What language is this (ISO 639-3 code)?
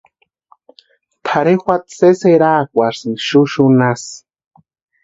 pua